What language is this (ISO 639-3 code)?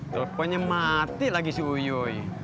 ind